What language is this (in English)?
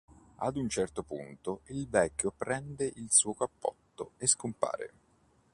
Italian